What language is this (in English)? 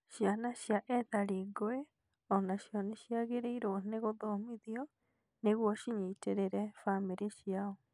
Kikuyu